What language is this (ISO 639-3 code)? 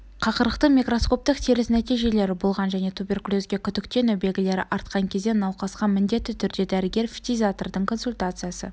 kaz